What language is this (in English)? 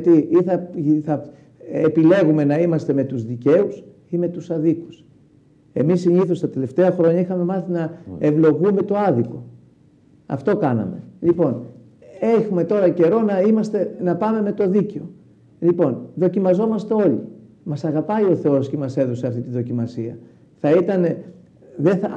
Greek